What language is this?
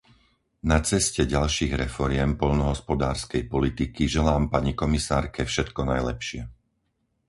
Slovak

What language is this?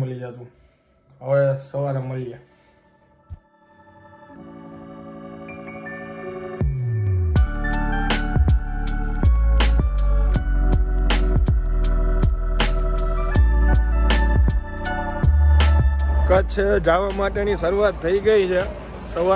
Indonesian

